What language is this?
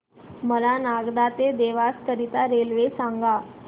Marathi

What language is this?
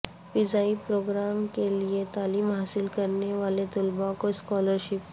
Urdu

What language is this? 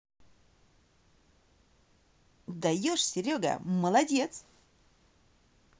Russian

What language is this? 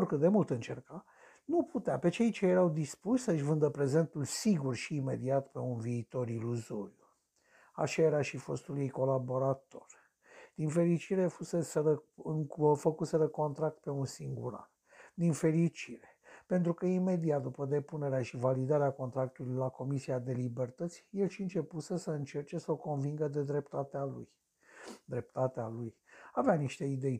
Romanian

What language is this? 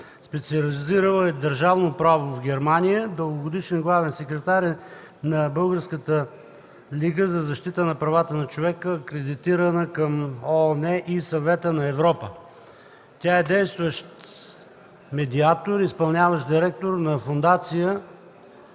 Bulgarian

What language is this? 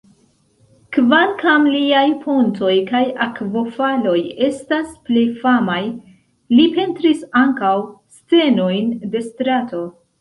Esperanto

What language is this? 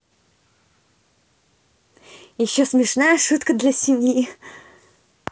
Russian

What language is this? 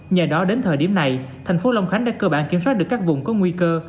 Vietnamese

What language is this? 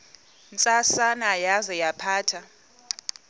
Xhosa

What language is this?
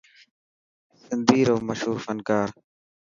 Dhatki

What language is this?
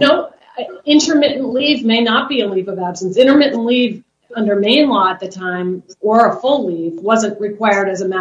English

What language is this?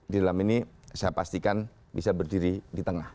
Indonesian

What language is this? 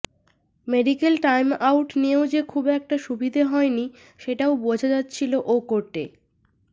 Bangla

